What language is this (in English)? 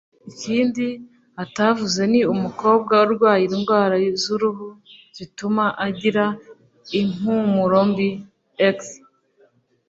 Kinyarwanda